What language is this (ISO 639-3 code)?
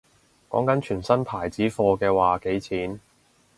yue